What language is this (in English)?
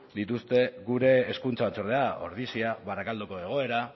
Basque